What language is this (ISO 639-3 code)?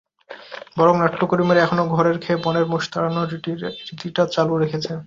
ben